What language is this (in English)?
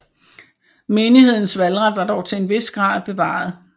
Danish